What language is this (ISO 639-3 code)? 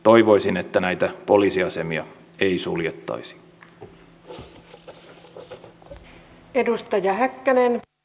fin